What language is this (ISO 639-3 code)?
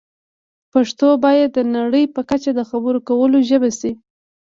pus